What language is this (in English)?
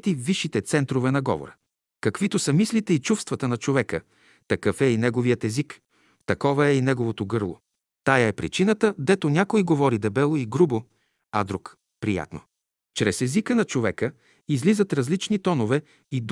Bulgarian